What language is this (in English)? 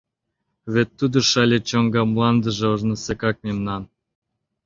Mari